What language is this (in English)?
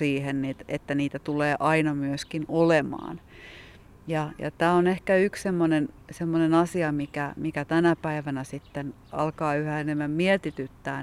Finnish